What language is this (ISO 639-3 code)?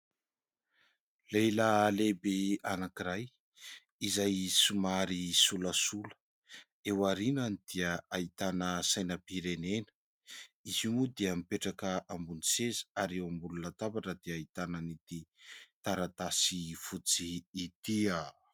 mlg